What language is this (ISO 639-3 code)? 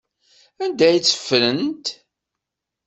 kab